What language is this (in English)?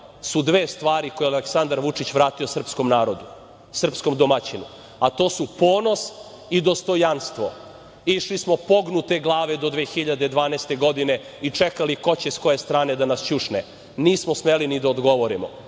Serbian